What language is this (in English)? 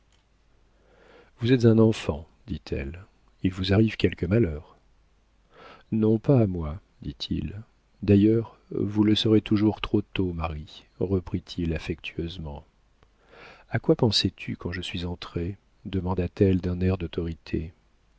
French